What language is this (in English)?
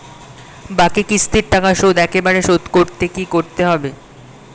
Bangla